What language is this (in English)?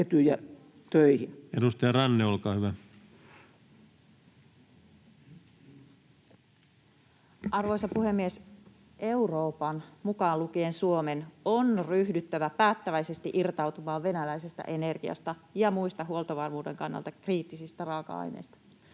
Finnish